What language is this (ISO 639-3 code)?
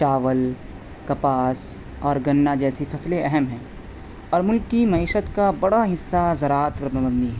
urd